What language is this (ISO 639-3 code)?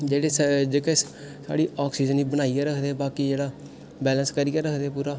doi